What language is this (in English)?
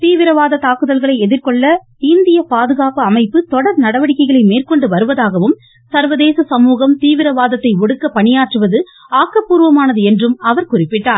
Tamil